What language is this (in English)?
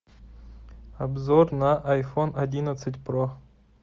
Russian